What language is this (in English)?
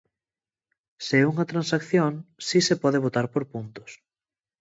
Galician